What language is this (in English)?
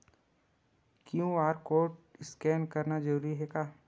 Chhattisgarhi